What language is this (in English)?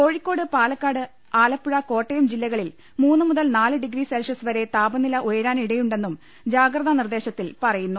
Malayalam